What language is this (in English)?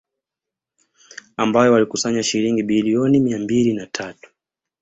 Swahili